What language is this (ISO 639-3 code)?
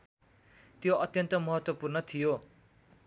nep